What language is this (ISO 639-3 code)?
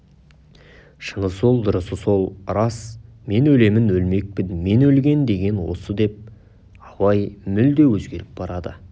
kaz